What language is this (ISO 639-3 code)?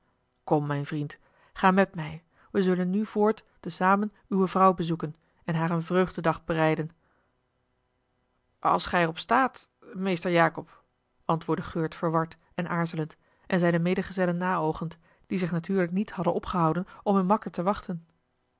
nld